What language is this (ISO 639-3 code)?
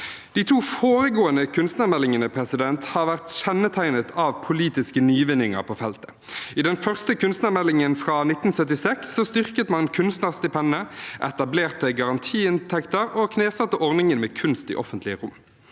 nor